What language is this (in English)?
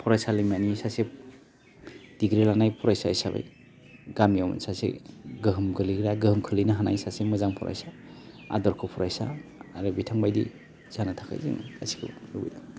Bodo